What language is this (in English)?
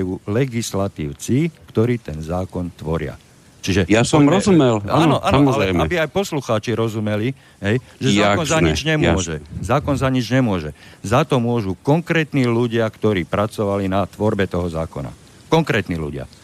Slovak